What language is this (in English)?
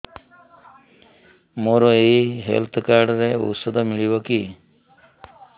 Odia